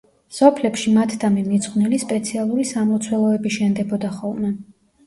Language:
Georgian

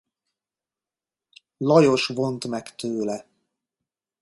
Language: Hungarian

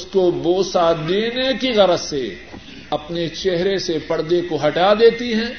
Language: Urdu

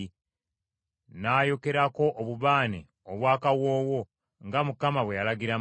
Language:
Ganda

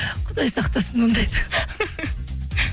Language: Kazakh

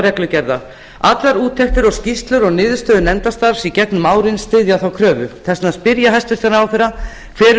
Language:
Icelandic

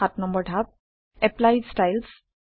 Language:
Assamese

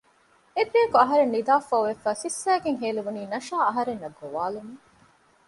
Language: Divehi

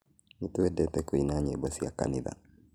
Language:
Kikuyu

